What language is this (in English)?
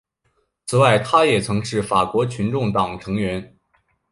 Chinese